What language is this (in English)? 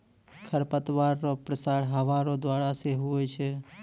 Maithili